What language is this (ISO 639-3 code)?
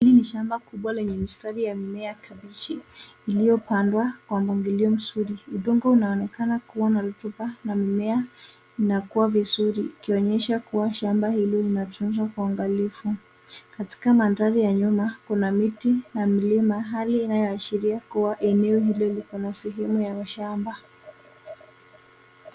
swa